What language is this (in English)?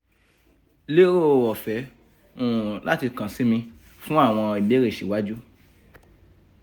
Yoruba